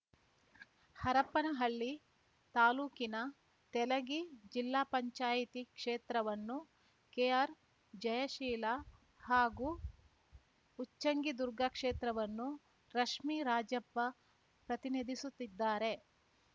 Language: Kannada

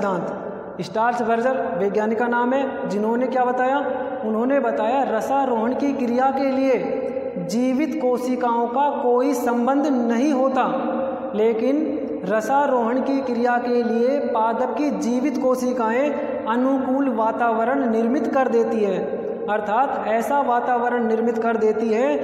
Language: Hindi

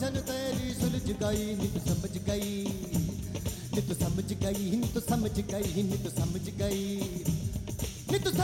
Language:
Hungarian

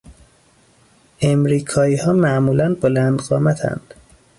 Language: Persian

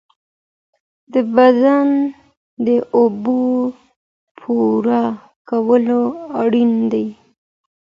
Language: Pashto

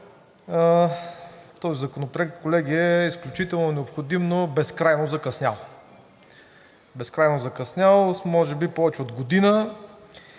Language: Bulgarian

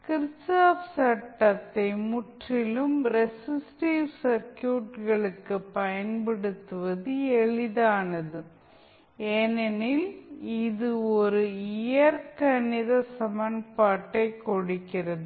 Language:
Tamil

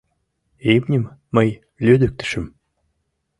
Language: Mari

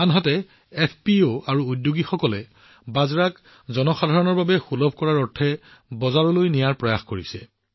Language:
Assamese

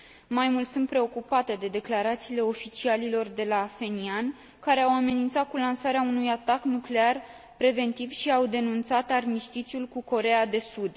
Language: Romanian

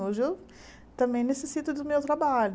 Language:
Portuguese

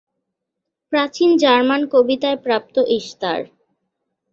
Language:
Bangla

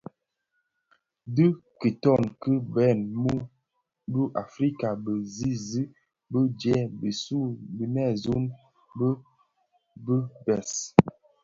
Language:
Bafia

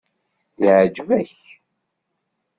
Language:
Kabyle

